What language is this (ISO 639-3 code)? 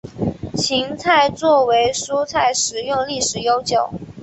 zho